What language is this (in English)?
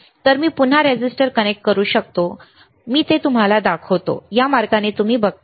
Marathi